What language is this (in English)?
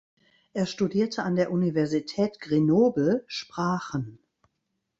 German